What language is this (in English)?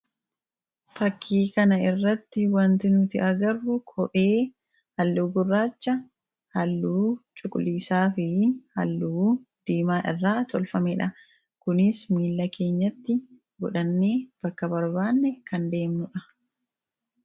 Oromo